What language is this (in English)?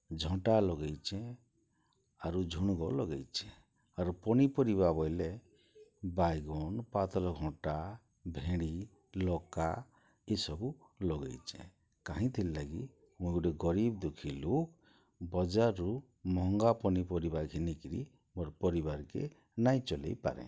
Odia